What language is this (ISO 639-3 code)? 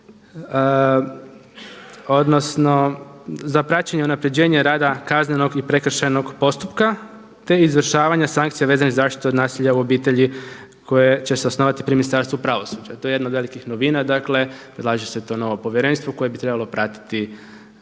hrv